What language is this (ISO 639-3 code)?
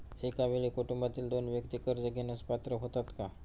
mar